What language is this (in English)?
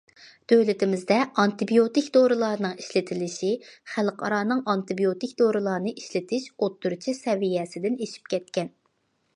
Uyghur